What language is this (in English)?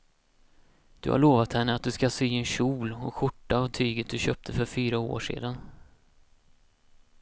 Swedish